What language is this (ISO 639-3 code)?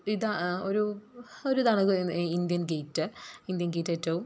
mal